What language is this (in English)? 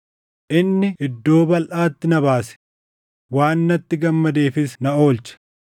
Oromo